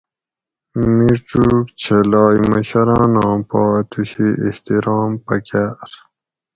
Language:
Gawri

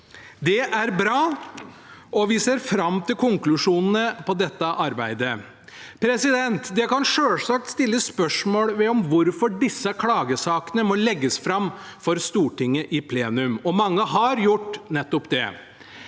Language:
Norwegian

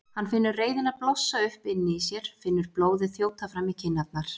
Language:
Icelandic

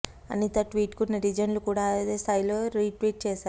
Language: Telugu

